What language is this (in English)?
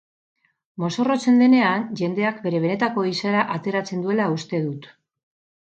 Basque